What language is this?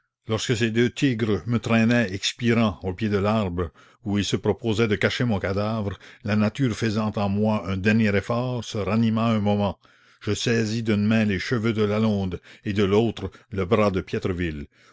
French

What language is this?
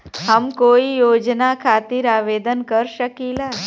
Bhojpuri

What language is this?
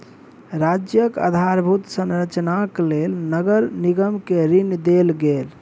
Maithili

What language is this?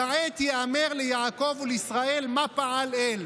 Hebrew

